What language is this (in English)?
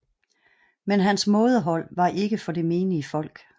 Danish